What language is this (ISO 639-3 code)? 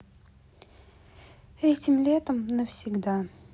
rus